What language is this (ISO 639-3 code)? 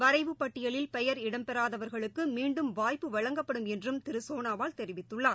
tam